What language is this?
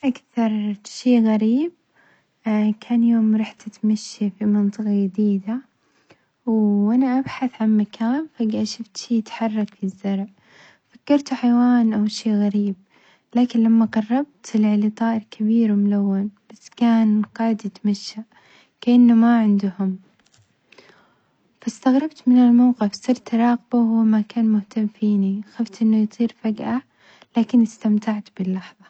Omani Arabic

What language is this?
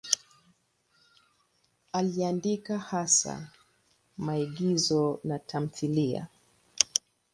Swahili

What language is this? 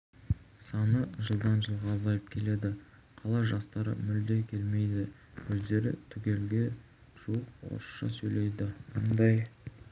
Kazakh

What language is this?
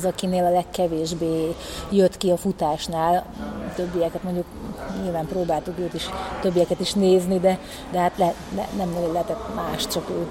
Hungarian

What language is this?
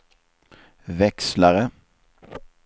Swedish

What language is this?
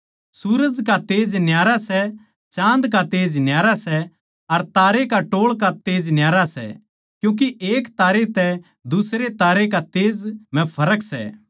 Haryanvi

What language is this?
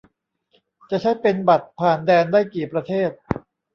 Thai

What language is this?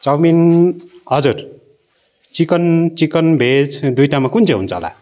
Nepali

